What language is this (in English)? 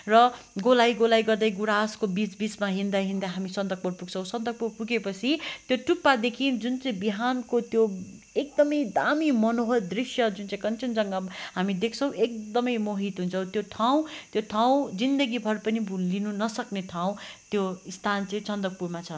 Nepali